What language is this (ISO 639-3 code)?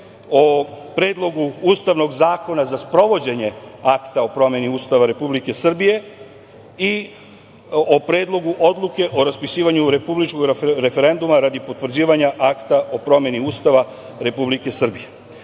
srp